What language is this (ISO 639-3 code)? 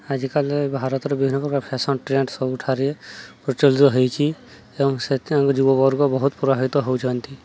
ori